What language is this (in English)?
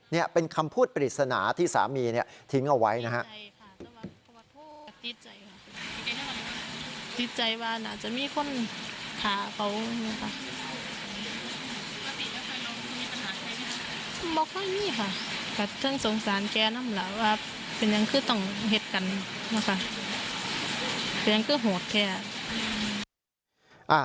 Thai